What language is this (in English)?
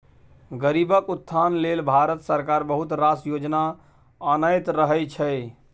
Maithili